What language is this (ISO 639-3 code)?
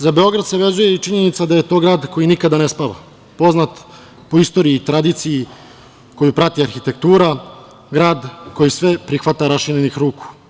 srp